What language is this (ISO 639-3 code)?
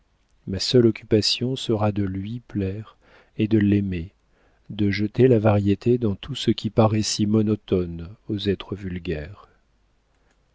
fra